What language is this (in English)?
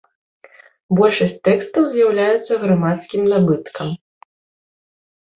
Belarusian